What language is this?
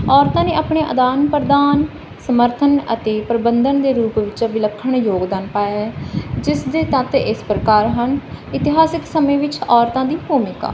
Punjabi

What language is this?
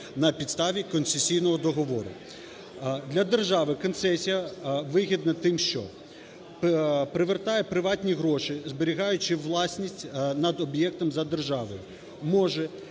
Ukrainian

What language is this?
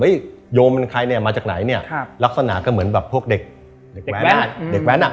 Thai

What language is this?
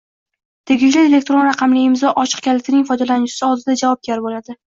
Uzbek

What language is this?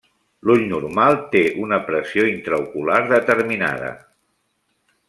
Catalan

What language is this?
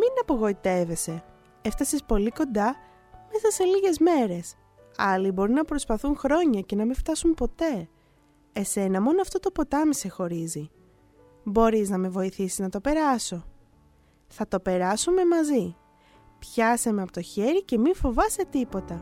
Greek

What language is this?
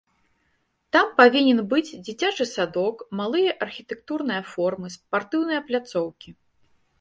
Belarusian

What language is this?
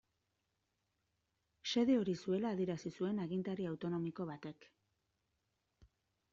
Basque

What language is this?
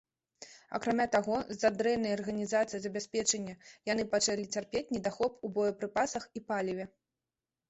Belarusian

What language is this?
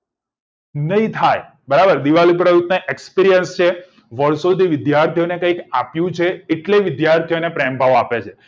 Gujarati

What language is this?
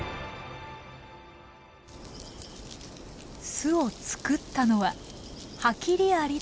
Japanese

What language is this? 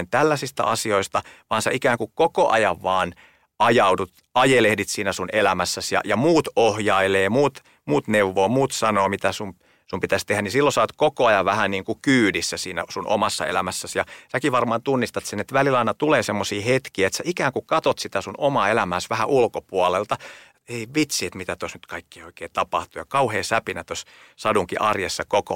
Finnish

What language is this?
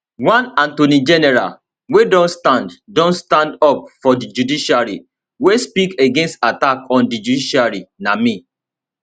Nigerian Pidgin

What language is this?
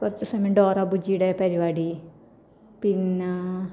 Malayalam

